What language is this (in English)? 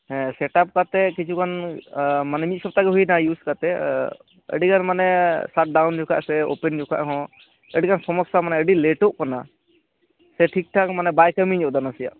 Santali